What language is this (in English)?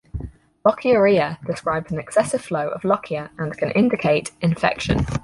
English